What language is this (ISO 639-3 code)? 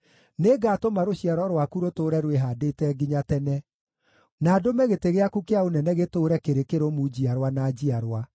kik